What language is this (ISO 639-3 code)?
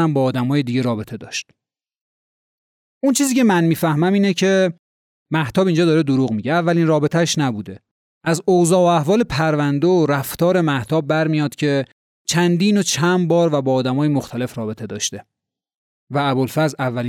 fas